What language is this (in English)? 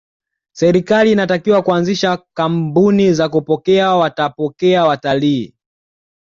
Swahili